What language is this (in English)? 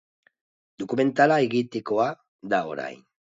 Basque